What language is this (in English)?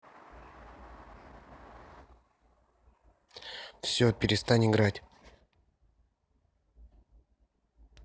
Russian